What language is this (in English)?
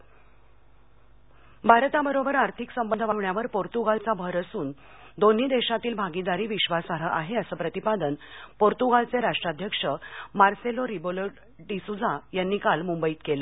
Marathi